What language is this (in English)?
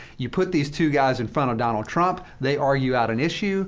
English